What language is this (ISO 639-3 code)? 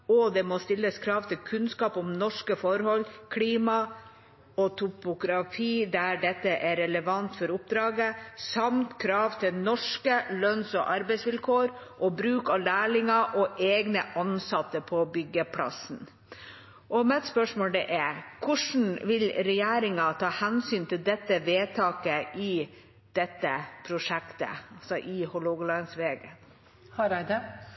nor